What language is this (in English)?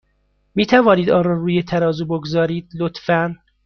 Persian